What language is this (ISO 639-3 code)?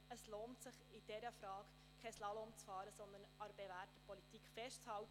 gsw